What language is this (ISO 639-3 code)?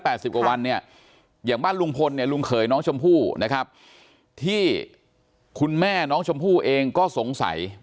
tha